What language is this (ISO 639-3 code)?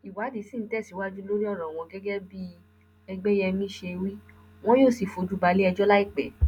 yor